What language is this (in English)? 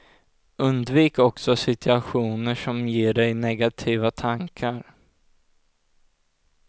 Swedish